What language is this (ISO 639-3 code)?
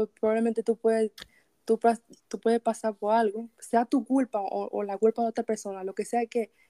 spa